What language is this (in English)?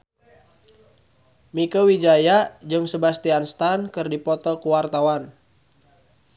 Sundanese